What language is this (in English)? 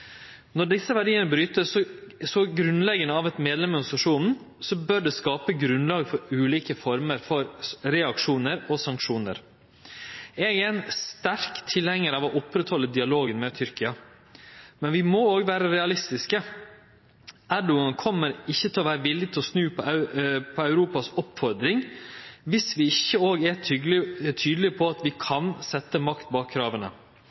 Norwegian Nynorsk